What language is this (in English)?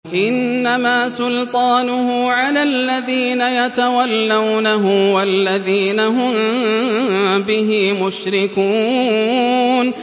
Arabic